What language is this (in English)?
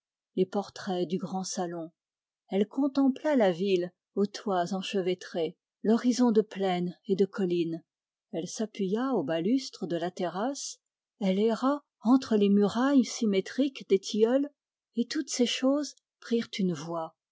French